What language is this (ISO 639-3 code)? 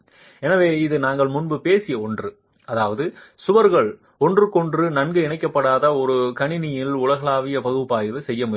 tam